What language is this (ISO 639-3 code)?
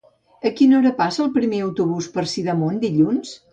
cat